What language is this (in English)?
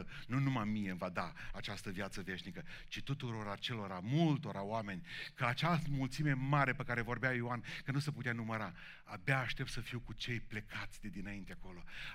Romanian